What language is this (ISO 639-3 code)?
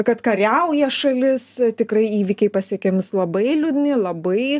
lit